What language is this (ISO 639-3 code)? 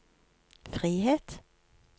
nor